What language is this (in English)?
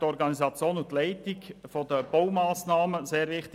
Swiss German